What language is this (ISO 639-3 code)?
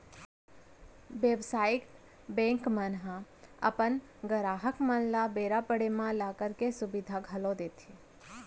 hne